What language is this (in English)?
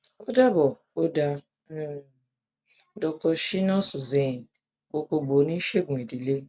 Yoruba